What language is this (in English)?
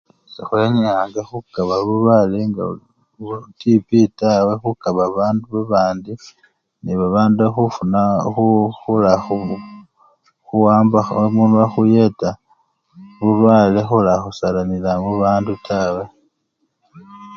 Luyia